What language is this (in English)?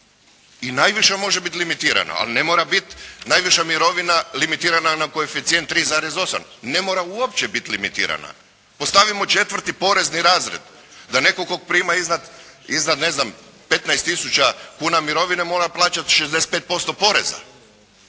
Croatian